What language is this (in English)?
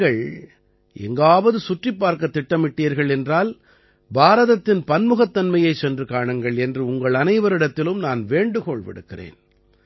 Tamil